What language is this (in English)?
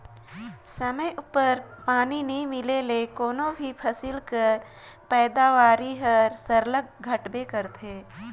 Chhattisgarhi